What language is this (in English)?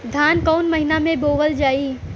Bhojpuri